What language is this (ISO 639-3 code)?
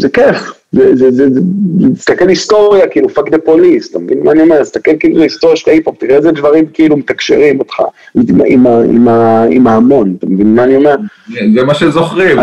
heb